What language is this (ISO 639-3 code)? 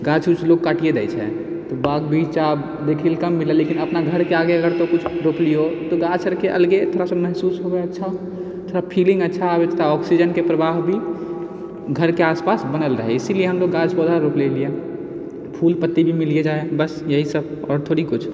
mai